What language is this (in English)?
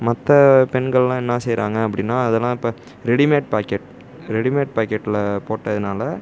Tamil